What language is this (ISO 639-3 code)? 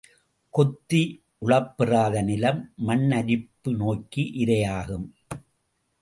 tam